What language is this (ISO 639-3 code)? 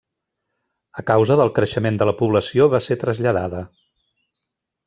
cat